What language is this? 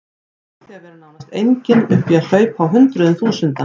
Icelandic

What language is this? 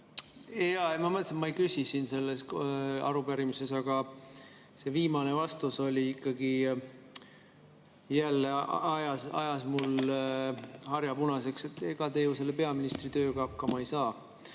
Estonian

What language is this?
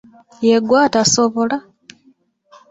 Ganda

